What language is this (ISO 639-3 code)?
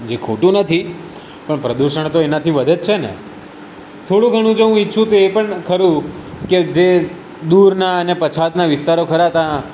guj